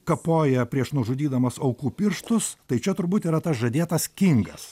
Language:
Lithuanian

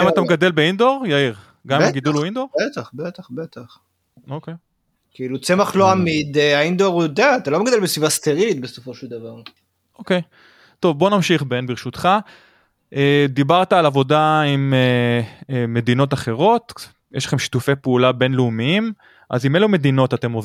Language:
Hebrew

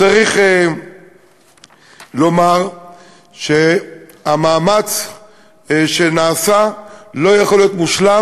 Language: Hebrew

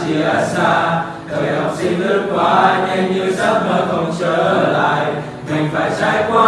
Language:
Vietnamese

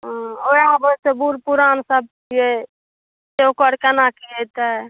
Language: Maithili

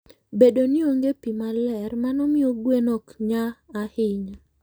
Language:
Luo (Kenya and Tanzania)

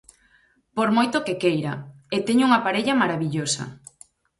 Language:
Galician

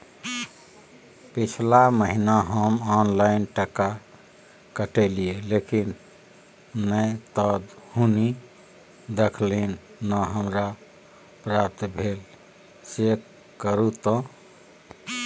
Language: Maithili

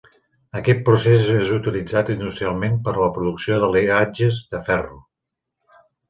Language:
Catalan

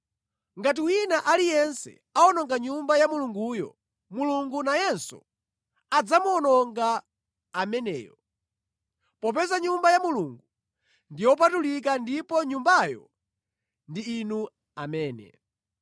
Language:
Nyanja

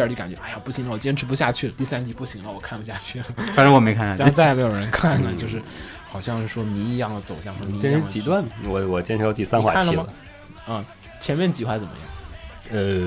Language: Chinese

